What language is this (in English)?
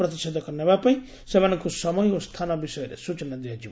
Odia